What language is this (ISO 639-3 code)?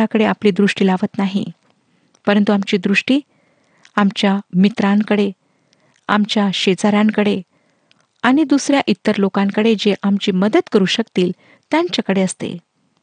mar